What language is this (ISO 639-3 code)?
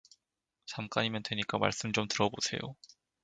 kor